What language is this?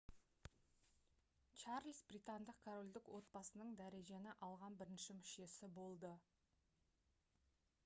Kazakh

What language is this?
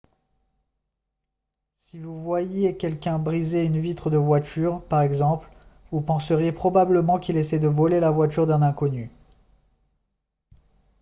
French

